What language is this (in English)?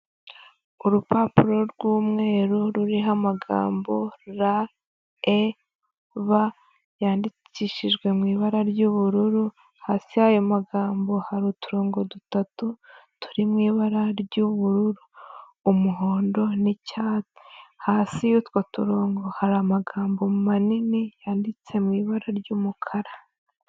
Kinyarwanda